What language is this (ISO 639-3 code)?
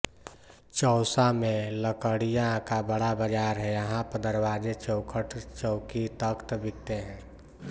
hin